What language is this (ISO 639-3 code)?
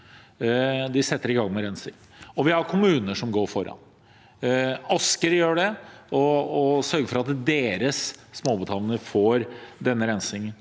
nor